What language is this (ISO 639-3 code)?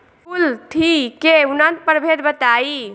bho